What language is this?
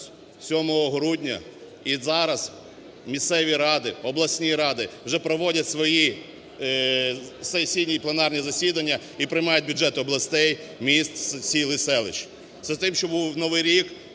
Ukrainian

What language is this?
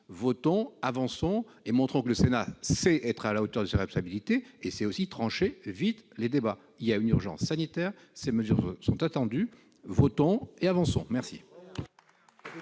French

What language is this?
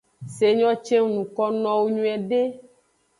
Aja (Benin)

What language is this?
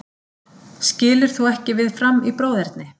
Icelandic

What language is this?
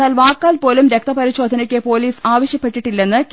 Malayalam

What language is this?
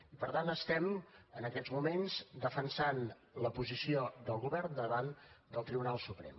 Catalan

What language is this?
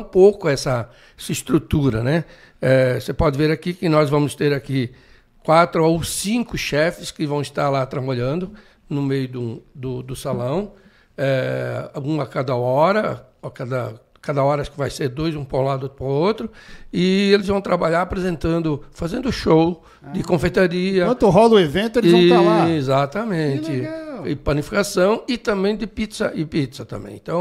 Portuguese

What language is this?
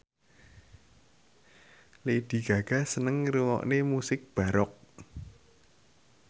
Javanese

